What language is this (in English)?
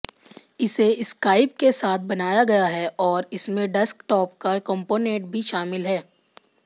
Hindi